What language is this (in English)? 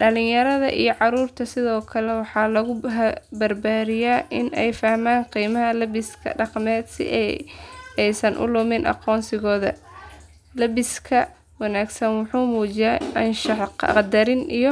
Somali